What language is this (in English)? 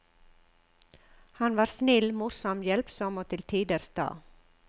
Norwegian